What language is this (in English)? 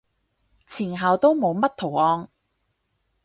Cantonese